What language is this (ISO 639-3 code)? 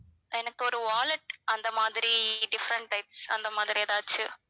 tam